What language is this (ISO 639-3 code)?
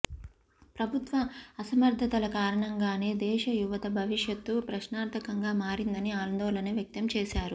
tel